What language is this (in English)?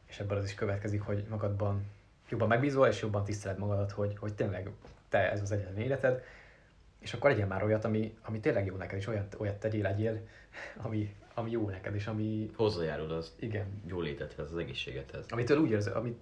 Hungarian